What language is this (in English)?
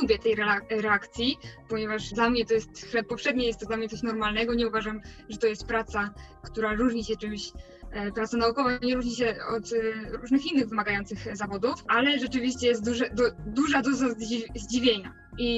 Polish